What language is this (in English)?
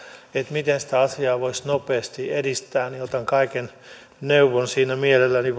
Finnish